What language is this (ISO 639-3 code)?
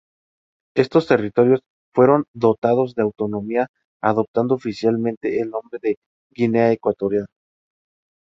spa